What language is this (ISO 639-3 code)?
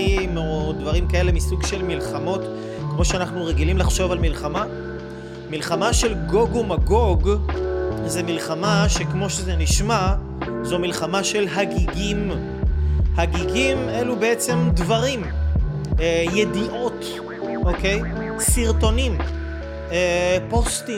heb